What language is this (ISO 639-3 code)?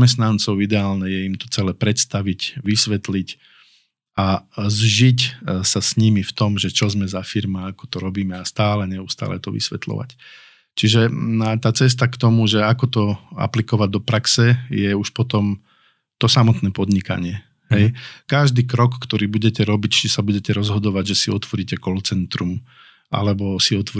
slk